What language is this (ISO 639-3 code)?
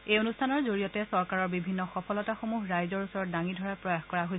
asm